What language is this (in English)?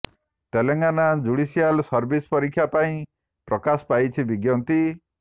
Odia